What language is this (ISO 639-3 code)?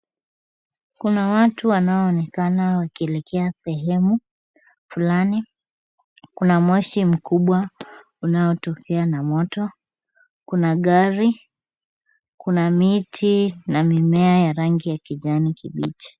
swa